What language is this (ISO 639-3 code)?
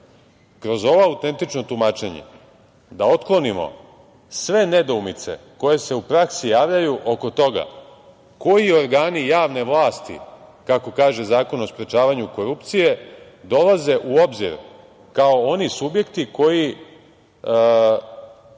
srp